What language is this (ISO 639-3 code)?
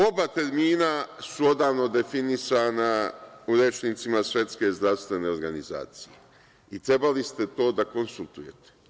srp